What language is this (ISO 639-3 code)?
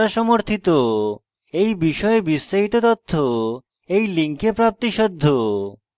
ben